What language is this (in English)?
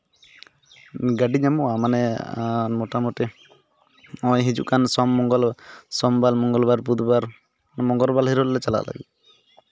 Santali